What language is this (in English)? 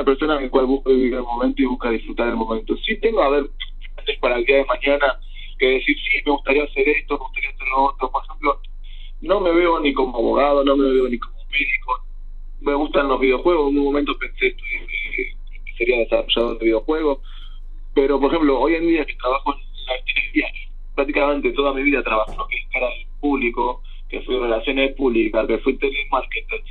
Spanish